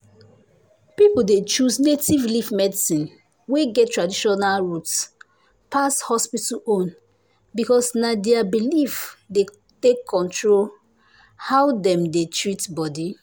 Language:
Nigerian Pidgin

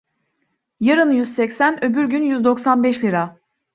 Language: Turkish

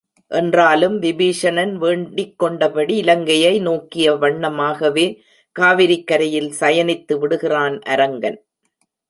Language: Tamil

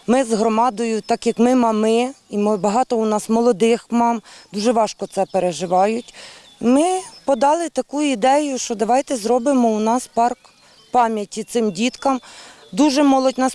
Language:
Ukrainian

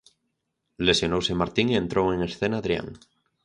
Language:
Galician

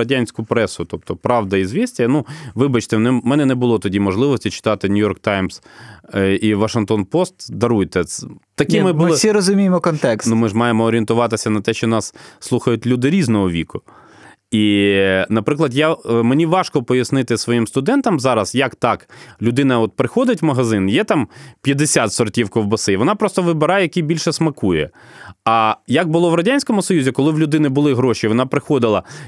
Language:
Ukrainian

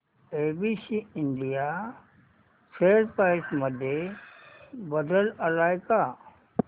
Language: Marathi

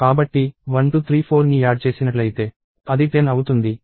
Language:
Telugu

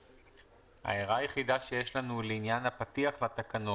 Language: Hebrew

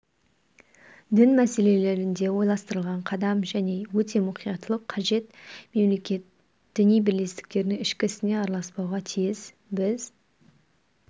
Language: Kazakh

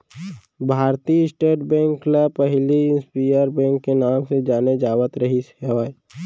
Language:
Chhattisgarhi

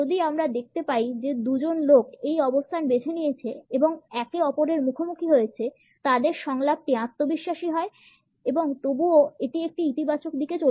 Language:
Bangla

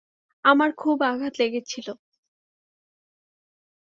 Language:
Bangla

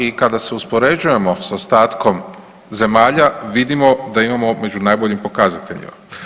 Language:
Croatian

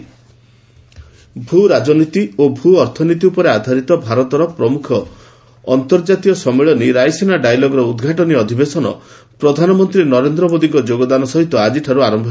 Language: Odia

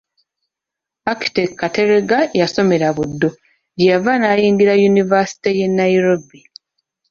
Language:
Ganda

